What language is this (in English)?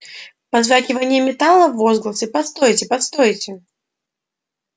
Russian